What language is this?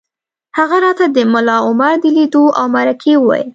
Pashto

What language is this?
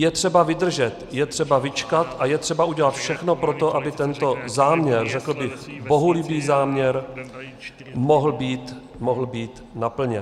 Czech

